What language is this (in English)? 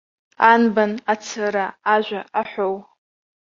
Abkhazian